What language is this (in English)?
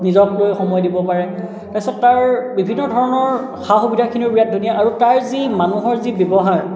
Assamese